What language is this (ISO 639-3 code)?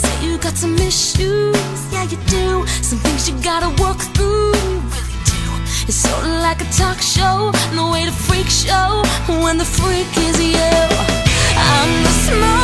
eng